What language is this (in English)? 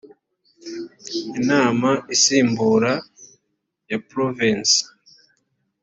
Kinyarwanda